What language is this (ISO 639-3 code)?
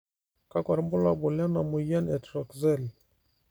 mas